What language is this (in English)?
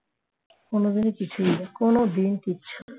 Bangla